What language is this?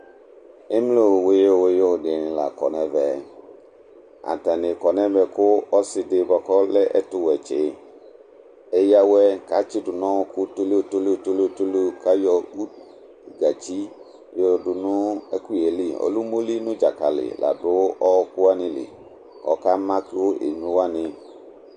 Ikposo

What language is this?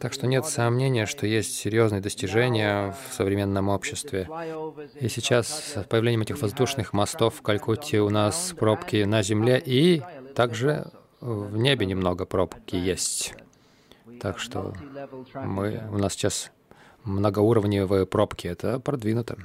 Russian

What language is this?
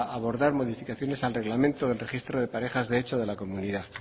Spanish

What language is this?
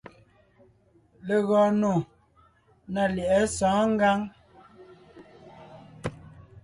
Ngiemboon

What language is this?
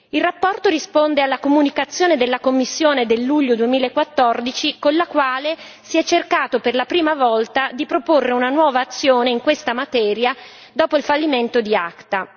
Italian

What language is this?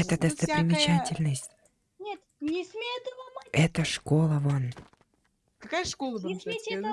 Russian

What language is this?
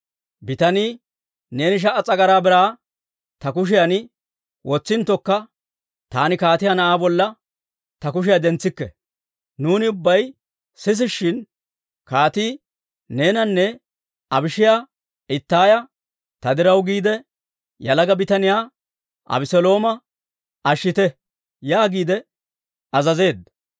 Dawro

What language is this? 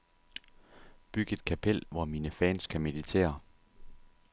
Danish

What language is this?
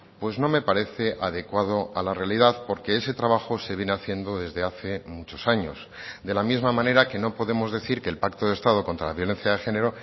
Spanish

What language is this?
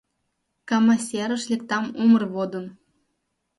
Mari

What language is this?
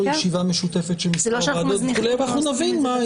Hebrew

